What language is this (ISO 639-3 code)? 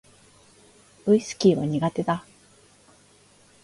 jpn